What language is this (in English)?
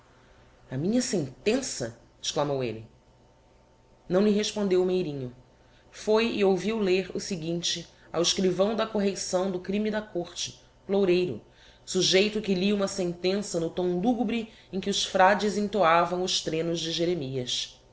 Portuguese